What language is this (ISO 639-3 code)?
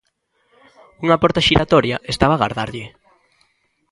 glg